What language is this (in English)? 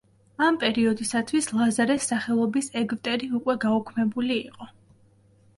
Georgian